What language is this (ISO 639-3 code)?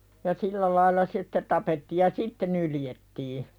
fin